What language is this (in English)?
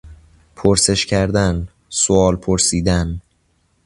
Persian